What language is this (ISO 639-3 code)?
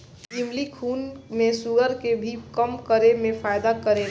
bho